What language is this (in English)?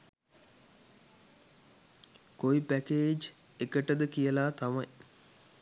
Sinhala